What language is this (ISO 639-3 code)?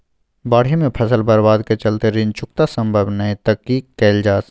mai